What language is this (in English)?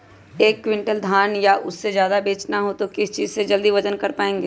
Magahi